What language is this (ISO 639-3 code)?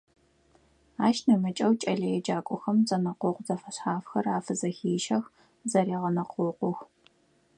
ady